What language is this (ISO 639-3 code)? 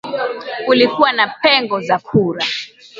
swa